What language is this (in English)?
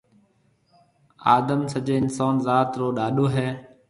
Marwari (Pakistan)